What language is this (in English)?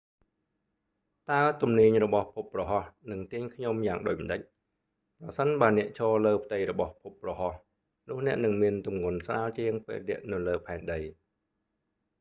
Khmer